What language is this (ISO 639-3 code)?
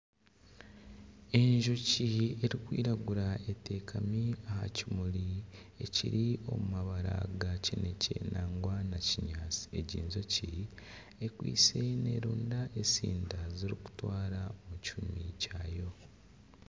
nyn